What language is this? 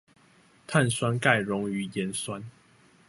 Chinese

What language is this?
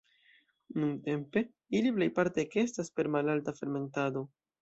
Esperanto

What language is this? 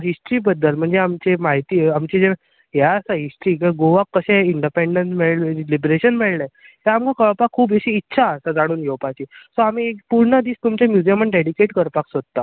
Konkani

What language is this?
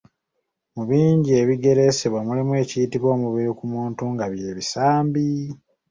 Ganda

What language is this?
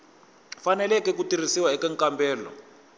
Tsonga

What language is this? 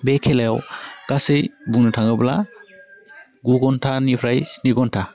Bodo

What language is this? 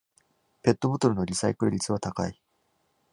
Japanese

